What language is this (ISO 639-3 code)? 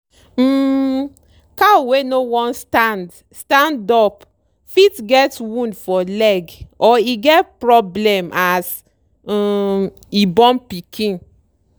pcm